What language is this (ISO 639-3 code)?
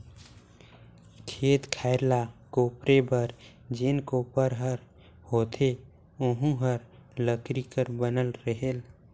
hne